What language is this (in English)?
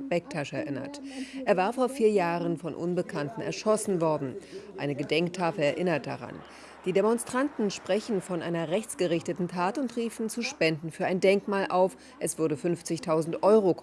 German